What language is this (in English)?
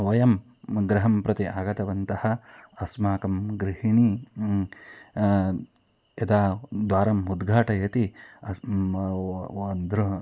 Sanskrit